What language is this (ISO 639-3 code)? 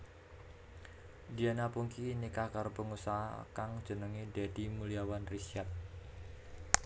jav